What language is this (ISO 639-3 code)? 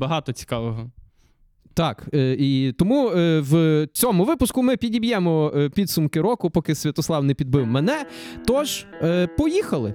ukr